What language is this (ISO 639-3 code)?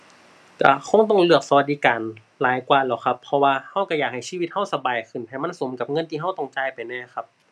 tha